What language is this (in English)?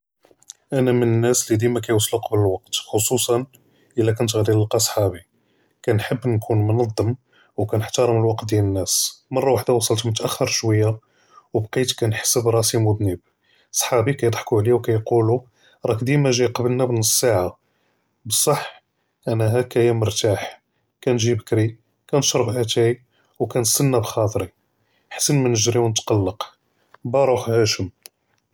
Judeo-Arabic